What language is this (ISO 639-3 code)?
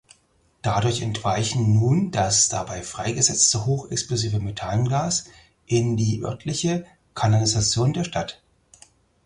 deu